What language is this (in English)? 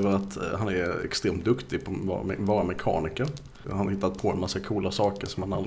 Swedish